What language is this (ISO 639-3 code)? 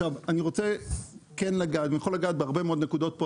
heb